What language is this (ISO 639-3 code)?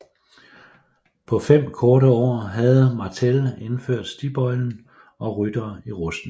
dan